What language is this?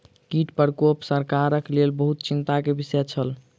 Maithili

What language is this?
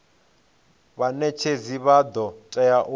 Venda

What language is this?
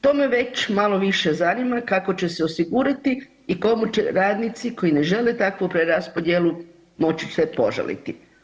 Croatian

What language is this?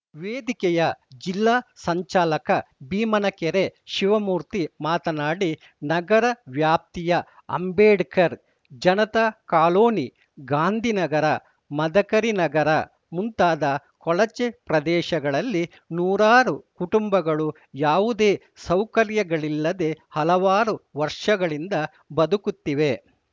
Kannada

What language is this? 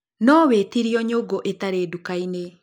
Kikuyu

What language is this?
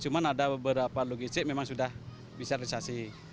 Indonesian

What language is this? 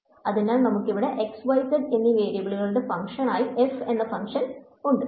Malayalam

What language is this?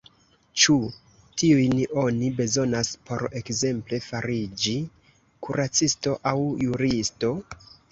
Esperanto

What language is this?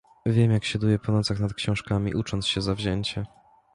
Polish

